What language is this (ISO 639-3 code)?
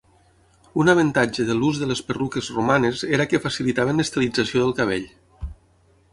cat